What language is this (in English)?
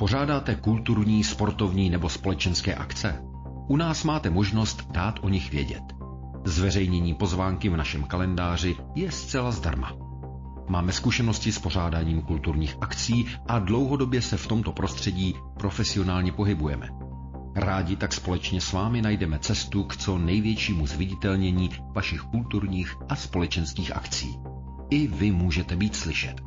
Czech